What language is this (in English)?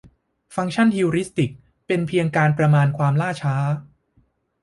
Thai